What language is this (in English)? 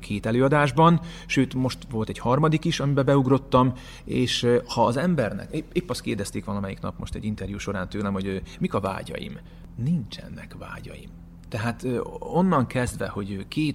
Hungarian